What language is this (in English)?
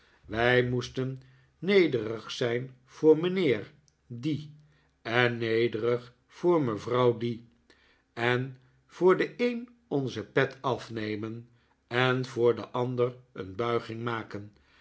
Dutch